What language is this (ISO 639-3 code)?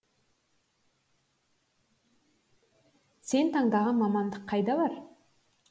kaz